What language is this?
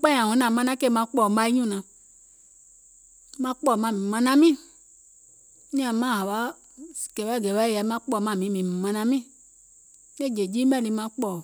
Gola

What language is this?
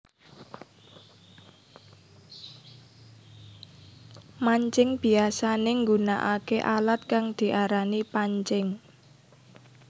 Javanese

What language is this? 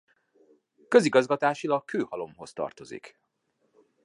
Hungarian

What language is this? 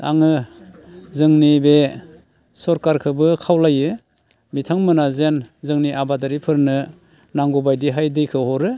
Bodo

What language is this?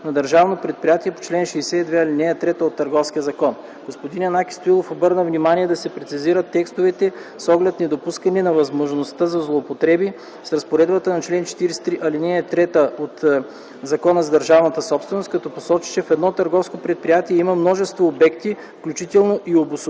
Bulgarian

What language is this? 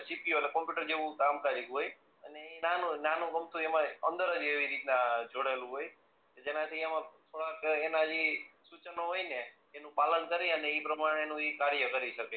Gujarati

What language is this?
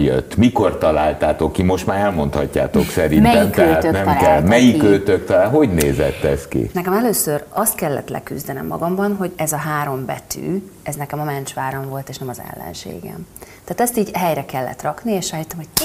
Hungarian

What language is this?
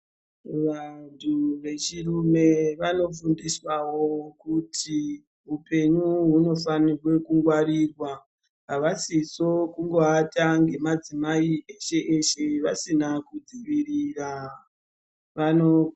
Ndau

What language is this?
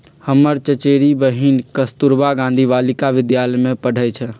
Magahi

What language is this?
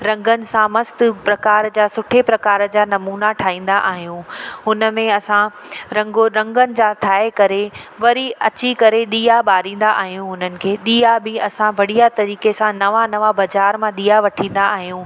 Sindhi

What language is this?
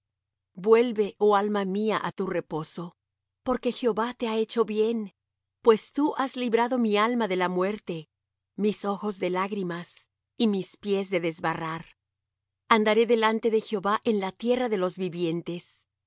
Spanish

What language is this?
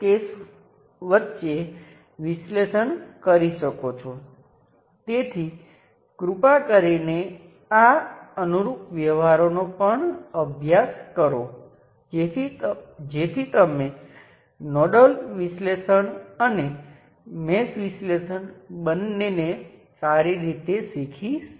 Gujarati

